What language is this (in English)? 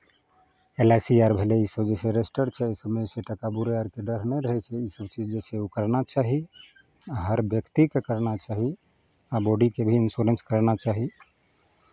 Maithili